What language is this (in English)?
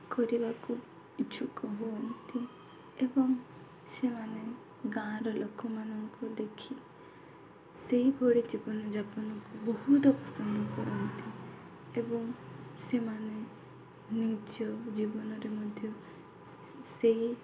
Odia